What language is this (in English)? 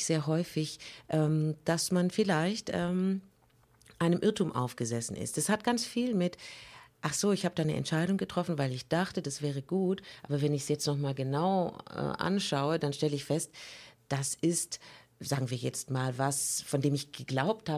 German